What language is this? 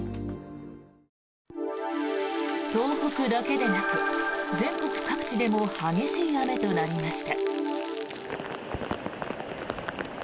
Japanese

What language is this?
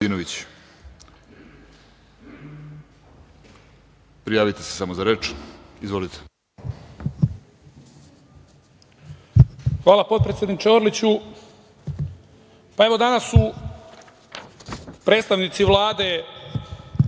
Serbian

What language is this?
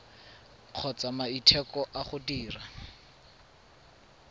Tswana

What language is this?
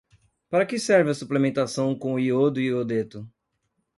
Portuguese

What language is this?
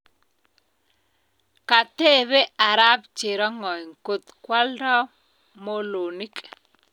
Kalenjin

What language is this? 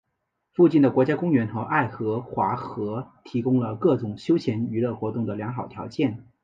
Chinese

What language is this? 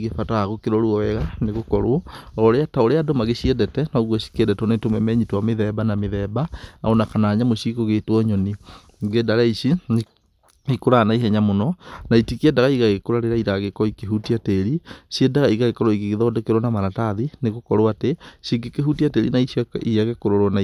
Kikuyu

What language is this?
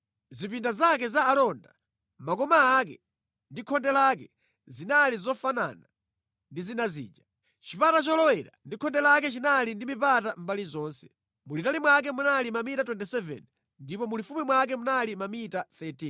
Nyanja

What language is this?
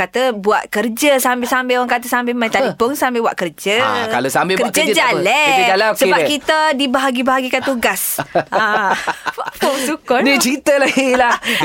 Malay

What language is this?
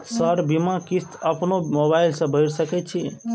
Maithili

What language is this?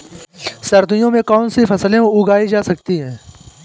Hindi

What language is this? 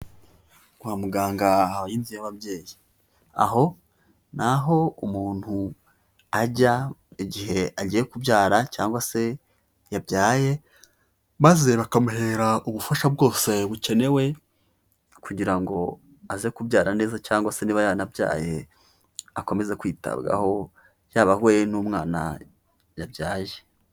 Kinyarwanda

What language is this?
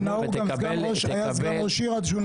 Hebrew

